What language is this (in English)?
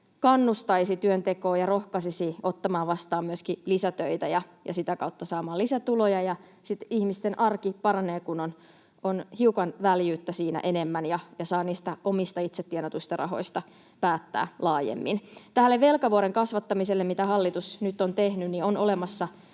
Finnish